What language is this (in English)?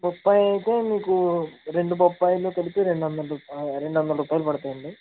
Telugu